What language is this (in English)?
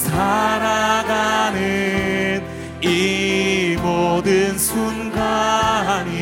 Korean